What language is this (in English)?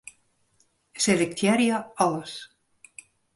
Western Frisian